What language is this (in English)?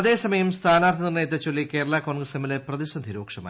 Malayalam